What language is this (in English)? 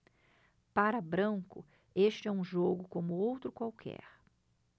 Portuguese